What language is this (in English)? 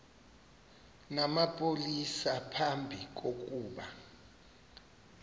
Xhosa